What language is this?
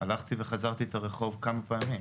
Hebrew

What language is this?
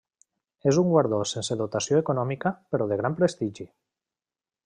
Catalan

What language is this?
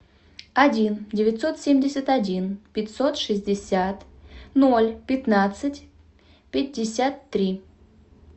Russian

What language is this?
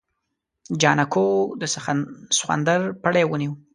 Pashto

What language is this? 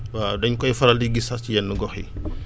Wolof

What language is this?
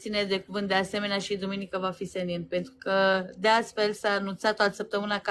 Romanian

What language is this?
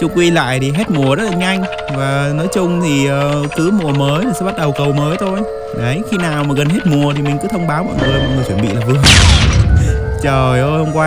Vietnamese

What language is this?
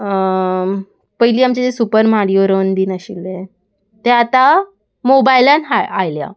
Konkani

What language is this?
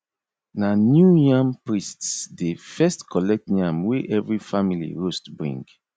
Nigerian Pidgin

